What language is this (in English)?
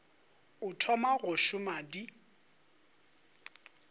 Northern Sotho